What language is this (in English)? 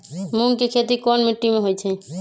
Magahi